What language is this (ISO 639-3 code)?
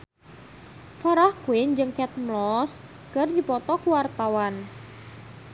sun